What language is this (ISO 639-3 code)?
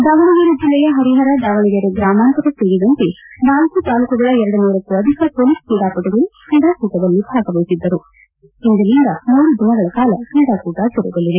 kan